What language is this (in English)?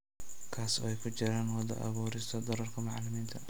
Somali